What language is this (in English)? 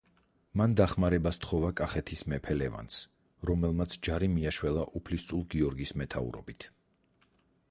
Georgian